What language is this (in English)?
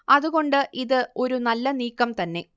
Malayalam